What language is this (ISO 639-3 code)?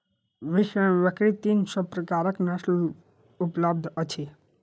mai